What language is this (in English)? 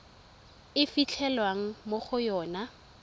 Tswana